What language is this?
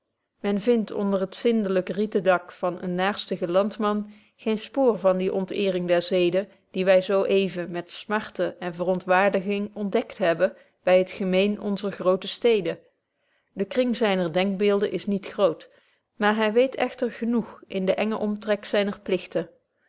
Dutch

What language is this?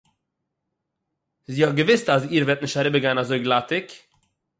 Yiddish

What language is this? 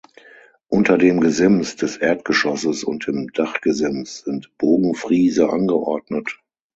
German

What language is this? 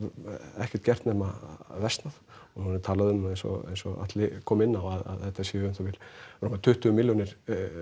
Icelandic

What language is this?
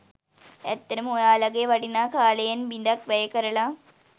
Sinhala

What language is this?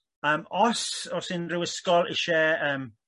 Welsh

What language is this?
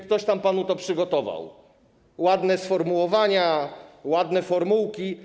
Polish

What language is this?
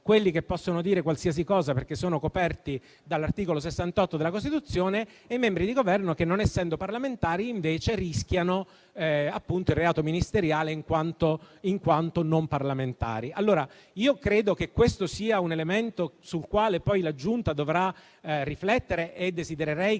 Italian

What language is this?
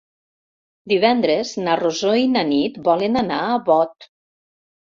Catalan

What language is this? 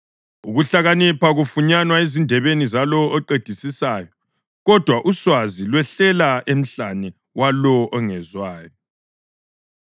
North Ndebele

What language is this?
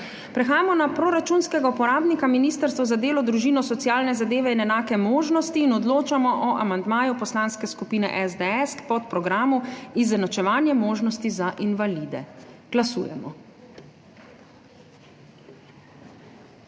Slovenian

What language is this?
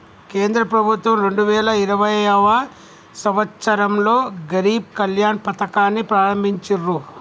Telugu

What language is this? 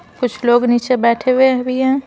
Hindi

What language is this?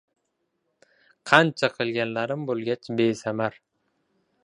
Uzbek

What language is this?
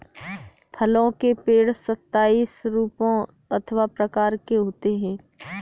Hindi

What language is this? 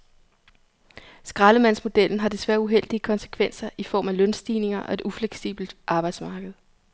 Danish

